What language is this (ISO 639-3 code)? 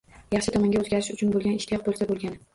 uzb